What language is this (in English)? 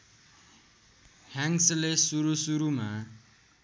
Nepali